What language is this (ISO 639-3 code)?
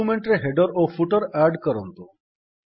ori